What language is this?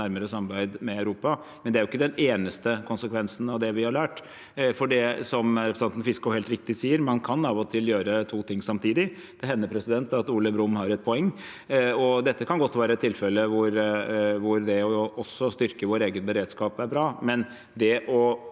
Norwegian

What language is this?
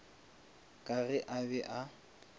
Northern Sotho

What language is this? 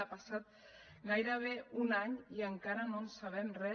Catalan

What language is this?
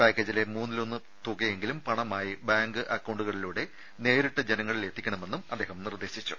Malayalam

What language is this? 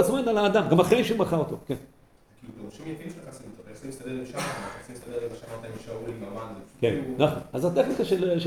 Hebrew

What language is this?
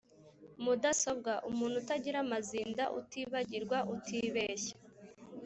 Kinyarwanda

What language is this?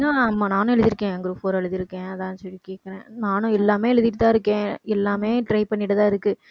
Tamil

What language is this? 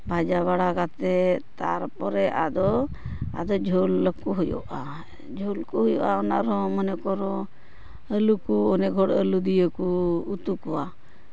Santali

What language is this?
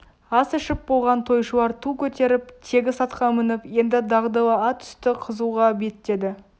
Kazakh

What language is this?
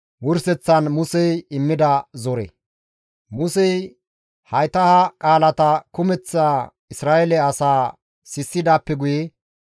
Gamo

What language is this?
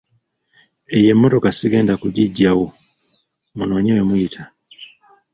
Ganda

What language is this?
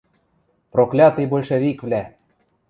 Western Mari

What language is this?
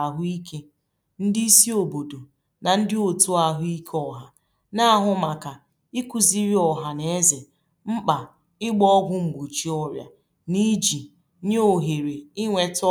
Igbo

